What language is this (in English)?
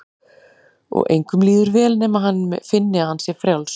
Icelandic